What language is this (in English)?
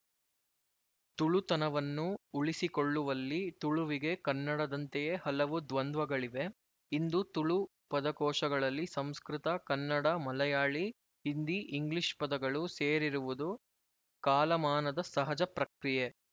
Kannada